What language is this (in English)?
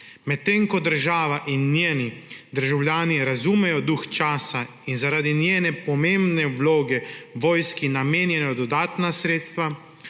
Slovenian